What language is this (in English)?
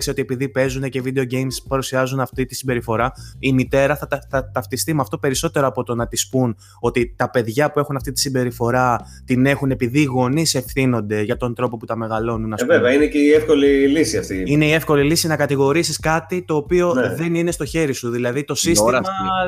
Greek